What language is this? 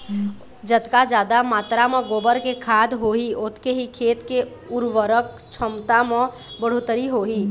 Chhattisgarhi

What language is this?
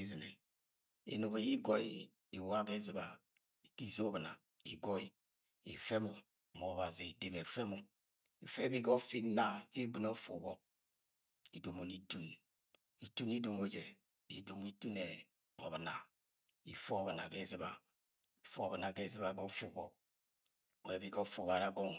Agwagwune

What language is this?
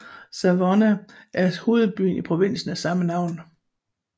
Danish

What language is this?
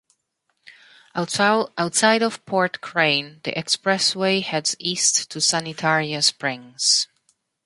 English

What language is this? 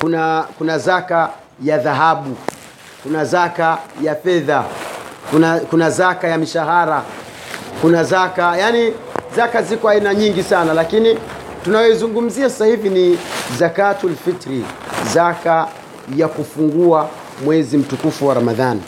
Swahili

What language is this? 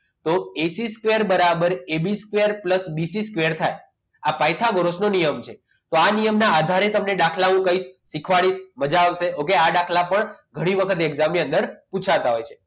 Gujarati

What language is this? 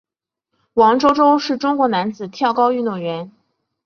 Chinese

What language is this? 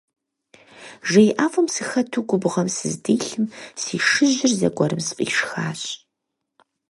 Kabardian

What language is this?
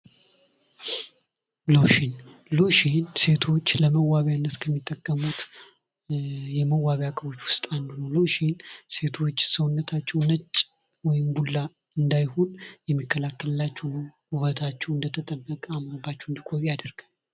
Amharic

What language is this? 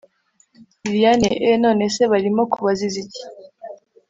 Kinyarwanda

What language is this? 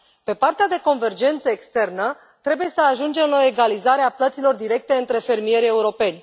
Romanian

